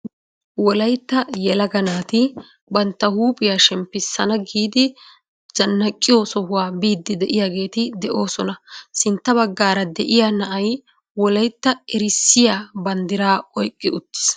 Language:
Wolaytta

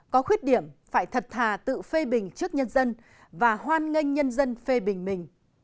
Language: Vietnamese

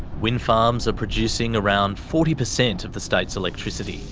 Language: English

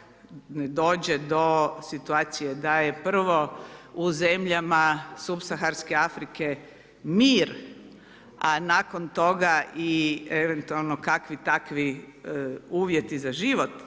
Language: Croatian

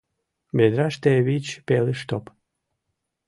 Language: Mari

